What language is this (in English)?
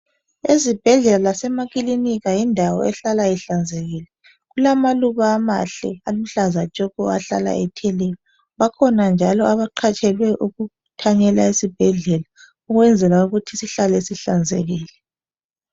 North Ndebele